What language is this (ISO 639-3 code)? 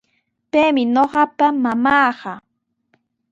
qws